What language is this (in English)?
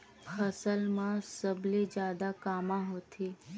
Chhattisgarhi